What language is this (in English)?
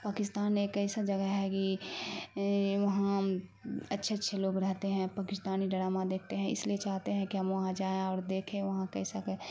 Urdu